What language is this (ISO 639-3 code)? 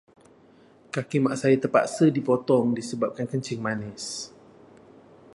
msa